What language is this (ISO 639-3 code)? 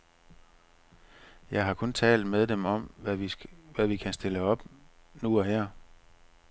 dan